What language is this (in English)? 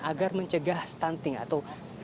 Indonesian